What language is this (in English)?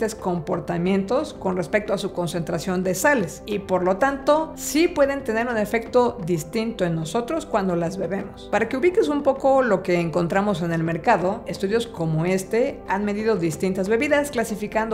Spanish